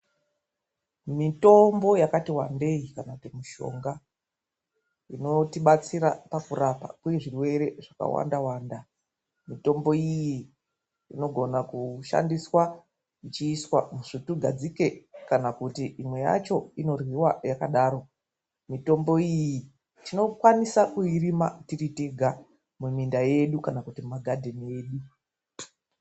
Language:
Ndau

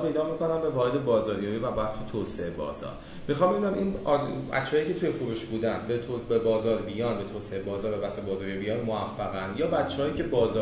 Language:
Persian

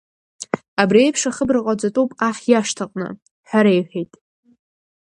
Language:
Abkhazian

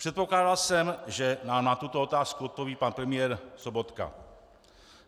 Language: Czech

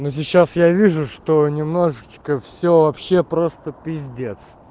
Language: Russian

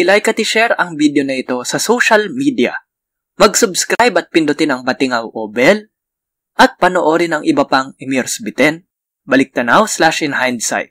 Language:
Filipino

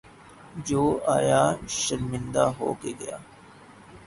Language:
Urdu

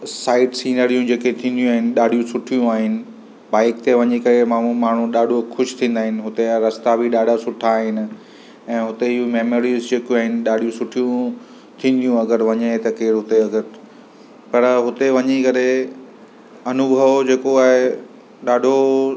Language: Sindhi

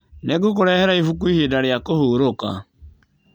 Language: Kikuyu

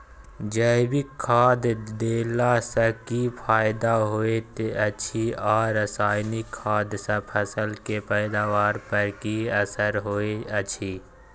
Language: Maithili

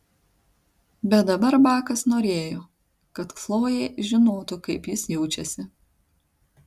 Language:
Lithuanian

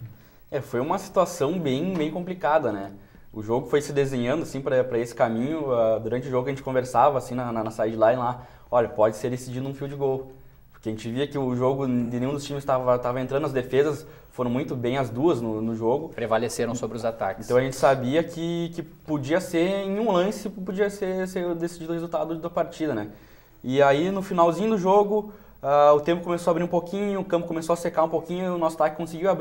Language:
Portuguese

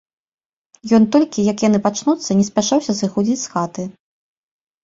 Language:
Belarusian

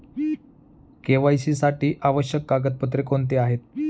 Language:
Marathi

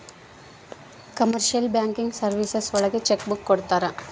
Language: Kannada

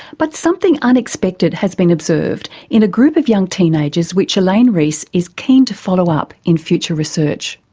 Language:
English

